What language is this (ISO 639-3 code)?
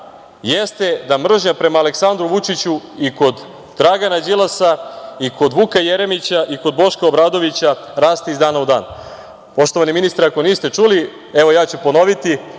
srp